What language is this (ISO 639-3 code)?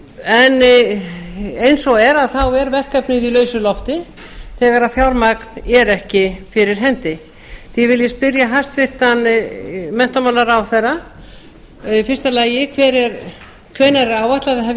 isl